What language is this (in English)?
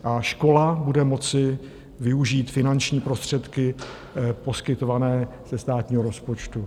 Czech